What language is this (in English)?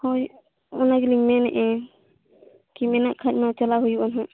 Santali